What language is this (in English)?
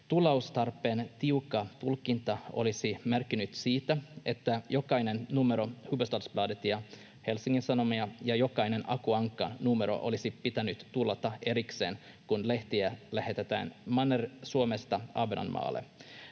Finnish